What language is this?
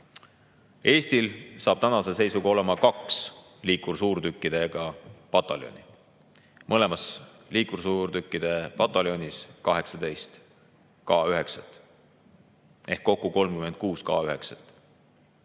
Estonian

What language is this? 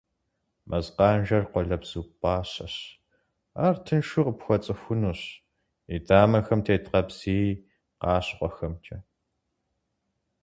Kabardian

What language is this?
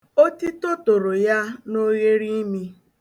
Igbo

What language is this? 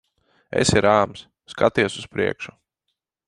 Latvian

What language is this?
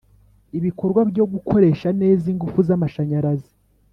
Kinyarwanda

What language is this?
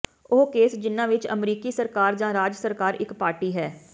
Punjabi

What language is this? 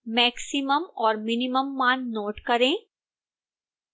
Hindi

